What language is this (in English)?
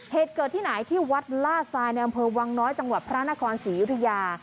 Thai